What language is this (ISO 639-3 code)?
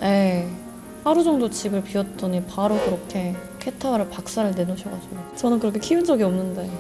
kor